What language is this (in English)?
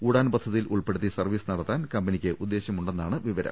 Malayalam